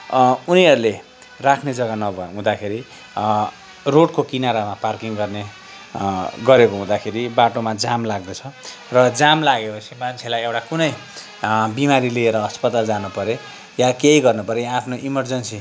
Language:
Nepali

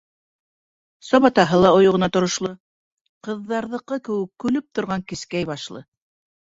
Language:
Bashkir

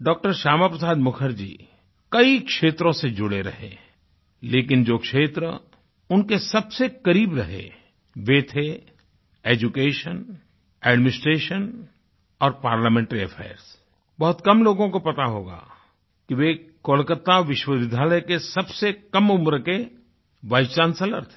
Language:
Hindi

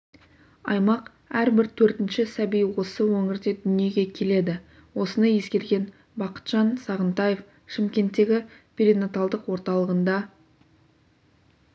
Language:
Kazakh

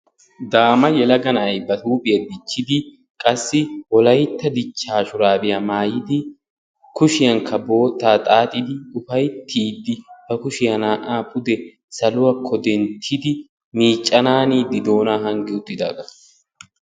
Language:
Wolaytta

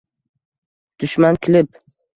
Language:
Uzbek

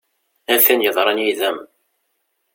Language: Kabyle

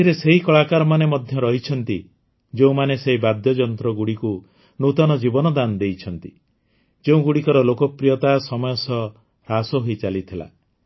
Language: Odia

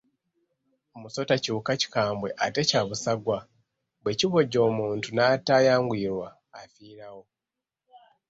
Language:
Ganda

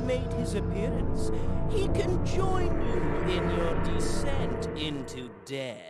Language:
German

